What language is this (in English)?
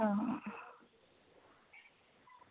Dogri